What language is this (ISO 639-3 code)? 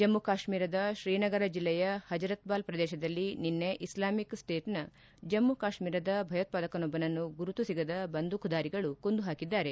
kan